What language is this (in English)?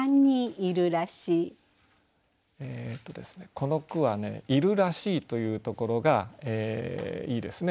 Japanese